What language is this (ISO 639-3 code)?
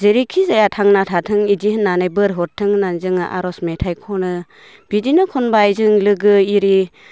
brx